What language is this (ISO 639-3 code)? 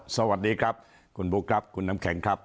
tha